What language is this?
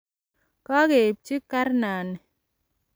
Kalenjin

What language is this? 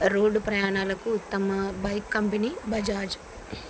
Telugu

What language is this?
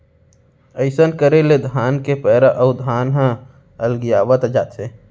Chhattisgarhi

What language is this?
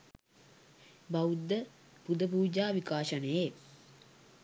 Sinhala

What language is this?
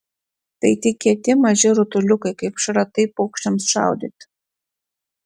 Lithuanian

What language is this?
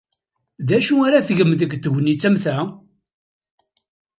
Kabyle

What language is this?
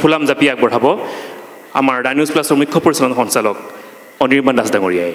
Bangla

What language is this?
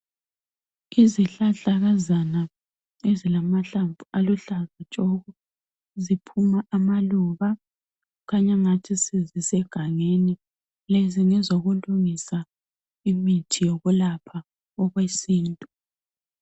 North Ndebele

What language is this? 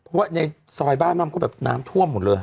Thai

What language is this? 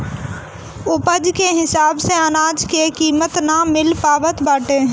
Bhojpuri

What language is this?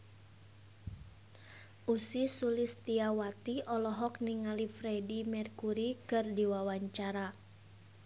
Sundanese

